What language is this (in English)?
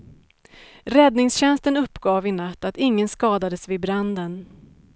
Swedish